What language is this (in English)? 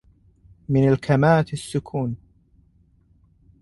Arabic